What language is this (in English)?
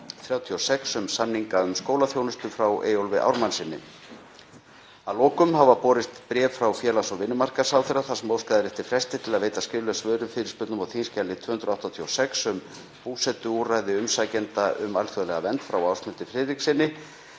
Icelandic